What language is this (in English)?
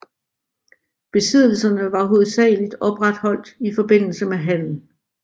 Danish